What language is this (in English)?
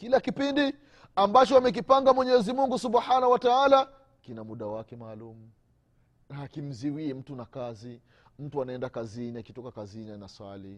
Swahili